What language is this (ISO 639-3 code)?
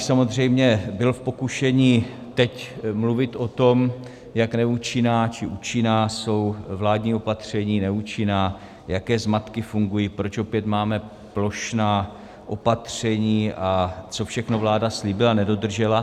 ces